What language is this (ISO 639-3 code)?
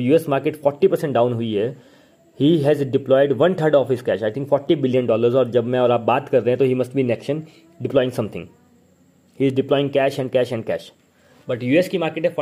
hin